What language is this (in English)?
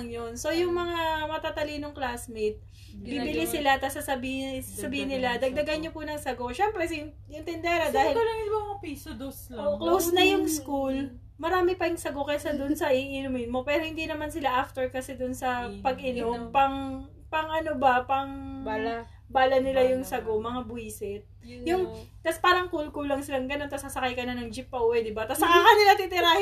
Filipino